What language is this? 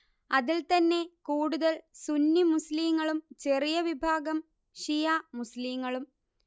Malayalam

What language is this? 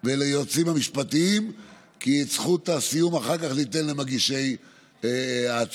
Hebrew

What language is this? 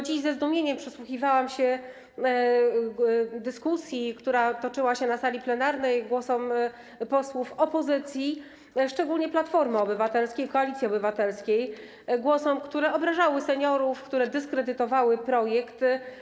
Polish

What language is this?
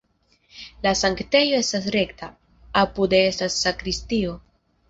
Esperanto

